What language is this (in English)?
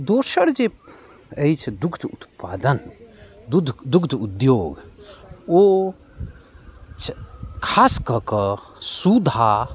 Maithili